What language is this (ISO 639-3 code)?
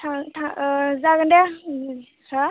brx